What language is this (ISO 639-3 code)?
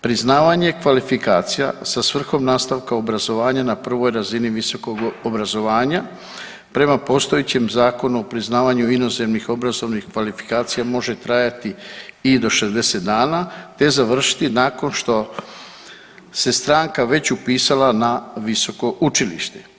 hrv